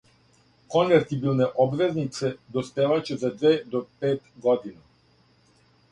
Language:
Serbian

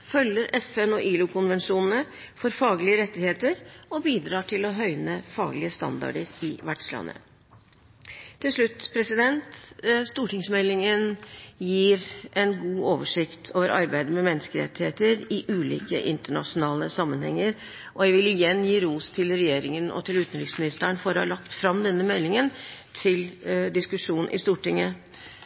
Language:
Norwegian Bokmål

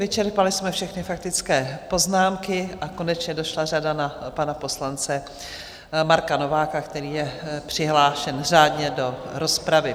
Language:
Czech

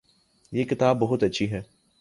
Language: Urdu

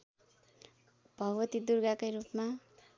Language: Nepali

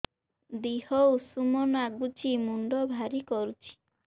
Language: Odia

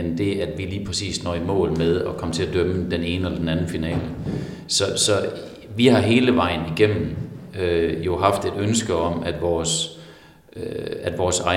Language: Danish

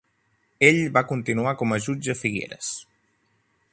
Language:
Catalan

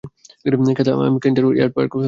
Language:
Bangla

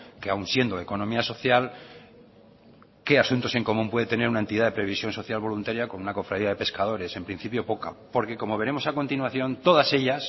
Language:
Spanish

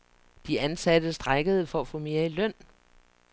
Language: Danish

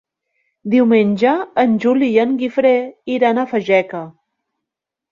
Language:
Catalan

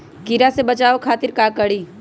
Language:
Magahi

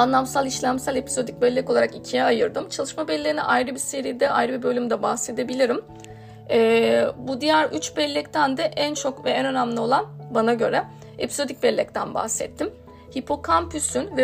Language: Turkish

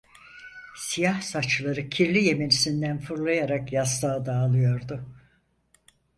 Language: Turkish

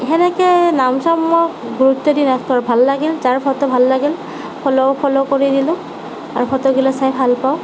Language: Assamese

